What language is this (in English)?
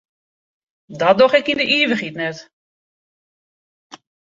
Western Frisian